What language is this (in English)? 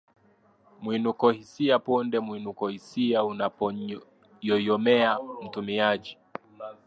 Swahili